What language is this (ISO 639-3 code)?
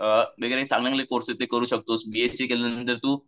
mar